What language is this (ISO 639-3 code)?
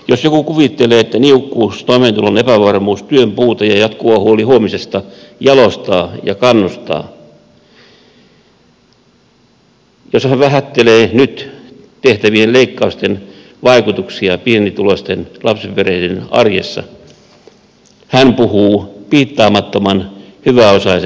fin